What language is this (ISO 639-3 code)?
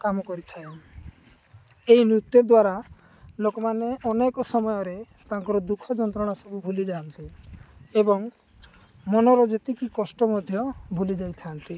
ori